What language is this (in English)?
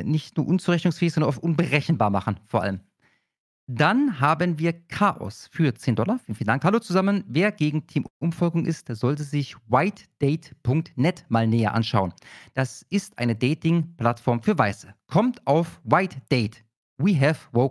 German